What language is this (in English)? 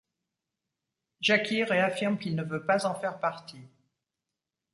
French